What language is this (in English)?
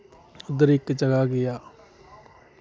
Dogri